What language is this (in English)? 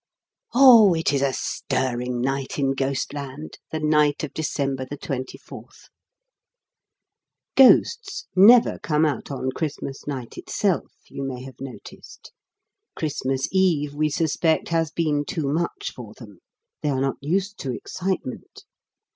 English